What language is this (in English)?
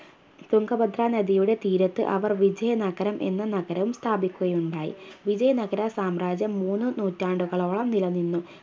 Malayalam